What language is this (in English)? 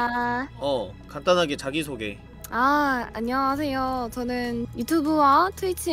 Korean